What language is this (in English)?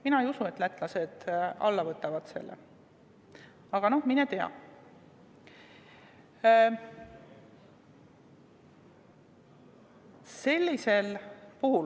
Estonian